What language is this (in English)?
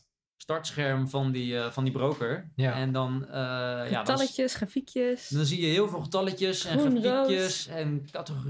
Dutch